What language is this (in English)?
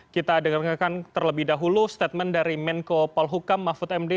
Indonesian